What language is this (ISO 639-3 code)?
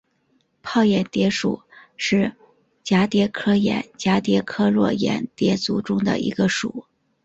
zho